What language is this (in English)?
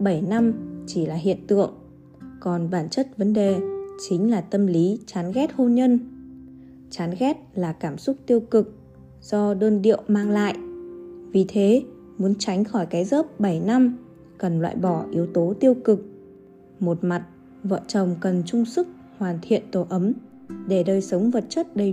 Vietnamese